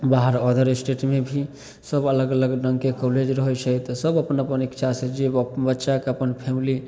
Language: Maithili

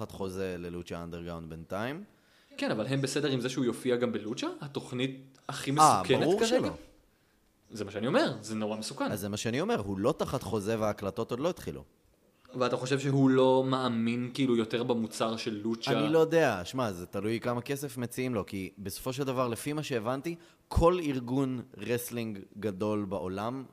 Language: Hebrew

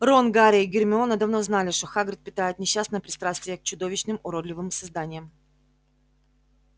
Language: Russian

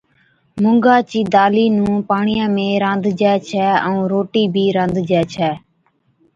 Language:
Od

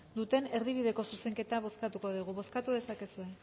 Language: Basque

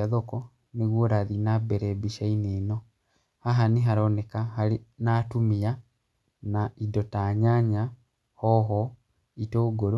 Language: Kikuyu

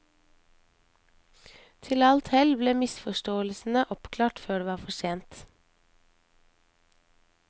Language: Norwegian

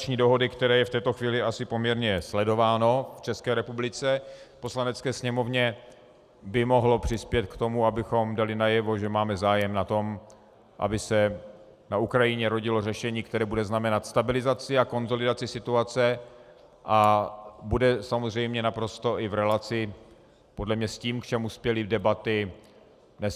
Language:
Czech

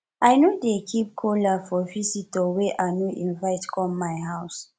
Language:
Nigerian Pidgin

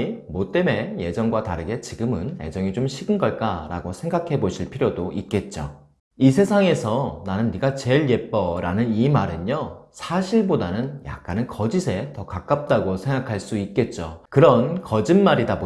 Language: Korean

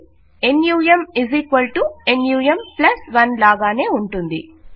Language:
Telugu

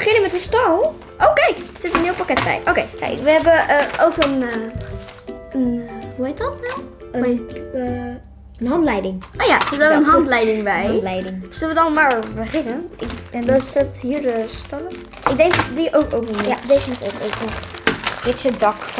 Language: Dutch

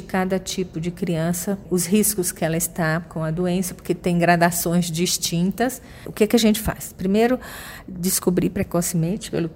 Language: Portuguese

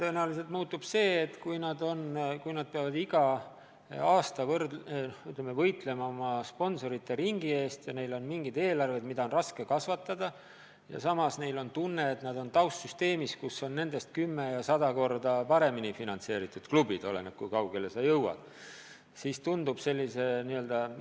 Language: Estonian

